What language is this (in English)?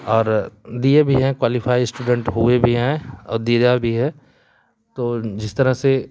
Hindi